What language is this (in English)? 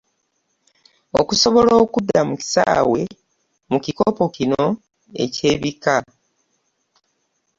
Ganda